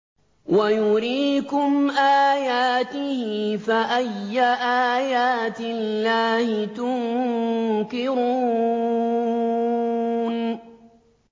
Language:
Arabic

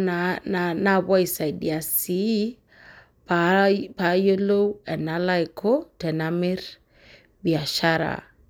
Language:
Masai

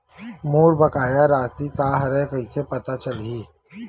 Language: Chhattisgarhi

